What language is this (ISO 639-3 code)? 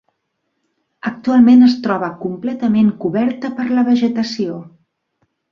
cat